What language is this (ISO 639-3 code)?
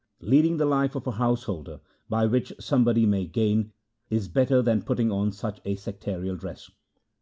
eng